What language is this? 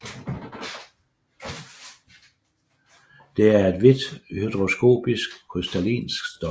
Danish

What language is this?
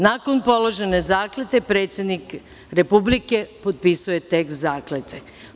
Serbian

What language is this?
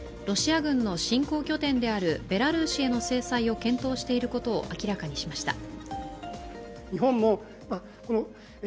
Japanese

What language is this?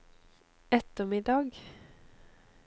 Norwegian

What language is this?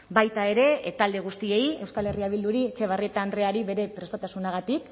Basque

